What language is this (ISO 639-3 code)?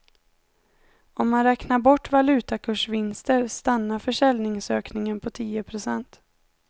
swe